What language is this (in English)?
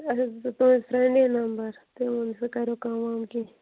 Kashmiri